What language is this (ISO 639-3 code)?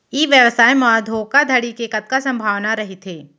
hne